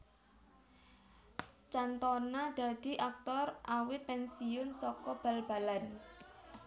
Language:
Javanese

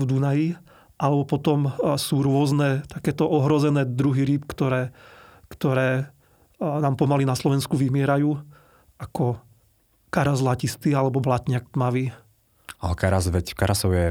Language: Slovak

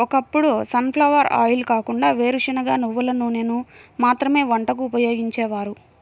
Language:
Telugu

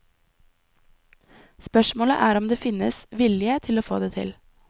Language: Norwegian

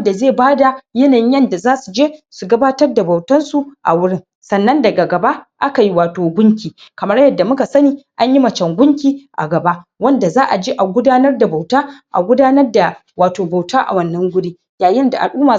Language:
Hausa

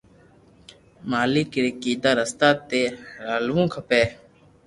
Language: Loarki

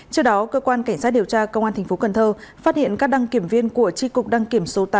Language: Vietnamese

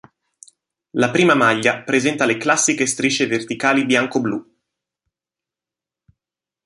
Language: Italian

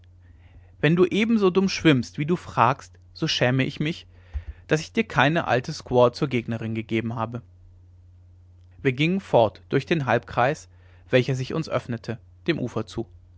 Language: German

